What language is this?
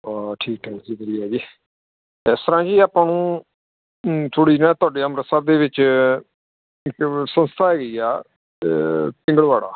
Punjabi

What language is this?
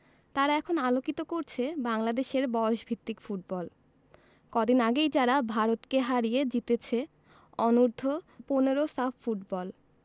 Bangla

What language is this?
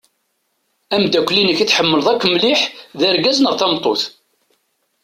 Kabyle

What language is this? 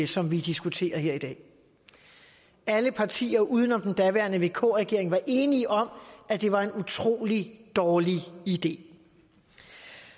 Danish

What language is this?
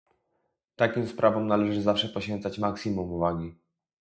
Polish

